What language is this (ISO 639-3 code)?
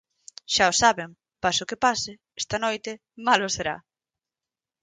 glg